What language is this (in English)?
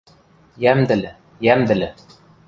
Western Mari